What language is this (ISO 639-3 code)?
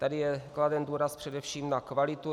ces